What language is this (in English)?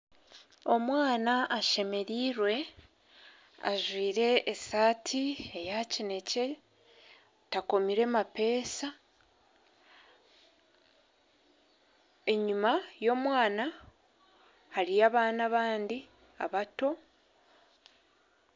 Nyankole